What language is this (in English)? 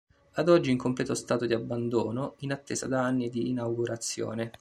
Italian